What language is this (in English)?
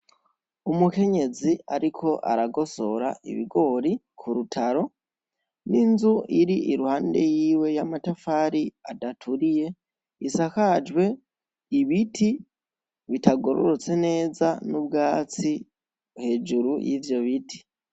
Rundi